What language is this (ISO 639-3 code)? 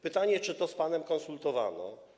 pol